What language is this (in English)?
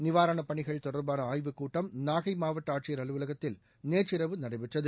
Tamil